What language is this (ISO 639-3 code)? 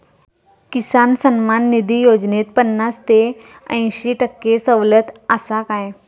mar